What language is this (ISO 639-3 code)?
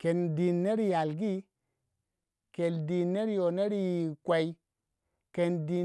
wja